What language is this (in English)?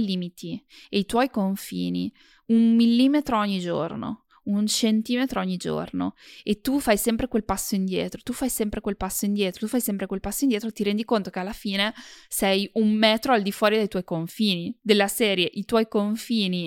Italian